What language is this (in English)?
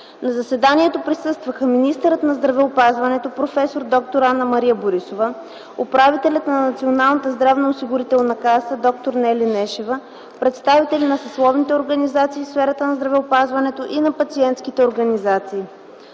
Bulgarian